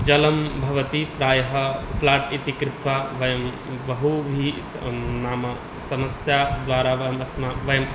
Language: Sanskrit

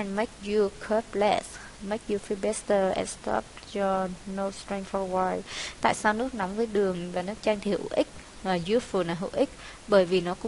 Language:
Vietnamese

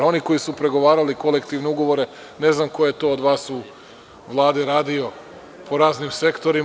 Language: Serbian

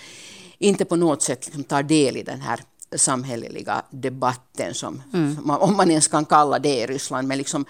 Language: Swedish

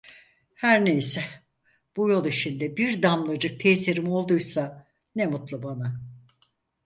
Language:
Turkish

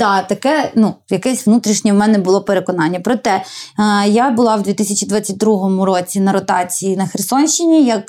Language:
Ukrainian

